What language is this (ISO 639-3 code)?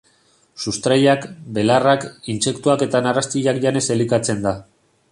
eus